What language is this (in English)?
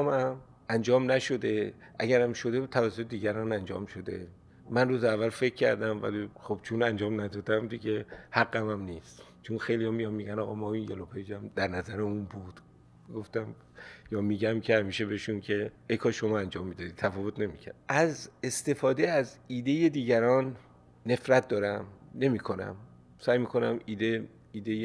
Persian